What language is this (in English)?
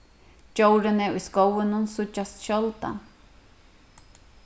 Faroese